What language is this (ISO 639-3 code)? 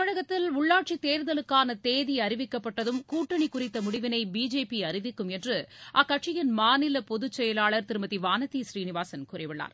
tam